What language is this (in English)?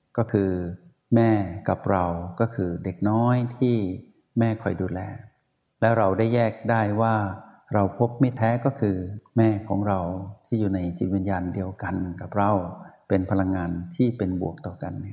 Thai